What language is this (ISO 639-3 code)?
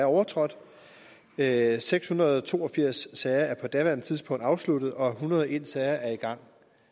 dan